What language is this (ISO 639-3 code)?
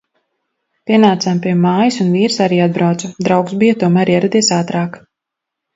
lav